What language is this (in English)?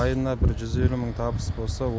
Kazakh